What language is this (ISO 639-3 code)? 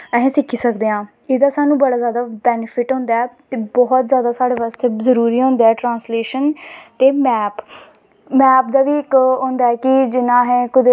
doi